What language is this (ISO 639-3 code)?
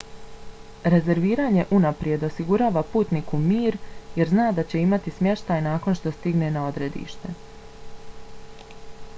bos